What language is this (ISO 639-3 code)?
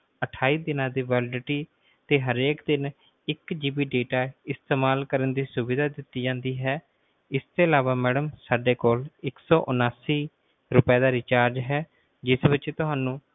pan